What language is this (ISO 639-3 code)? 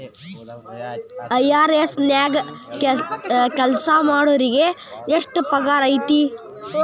kan